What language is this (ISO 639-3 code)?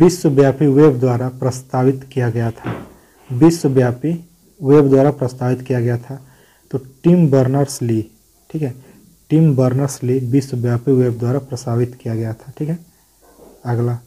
hin